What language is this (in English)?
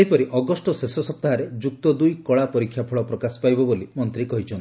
Odia